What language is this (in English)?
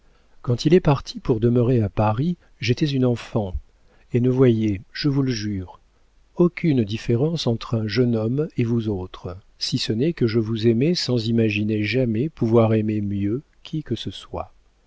French